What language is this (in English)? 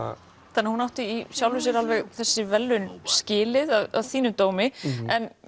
Icelandic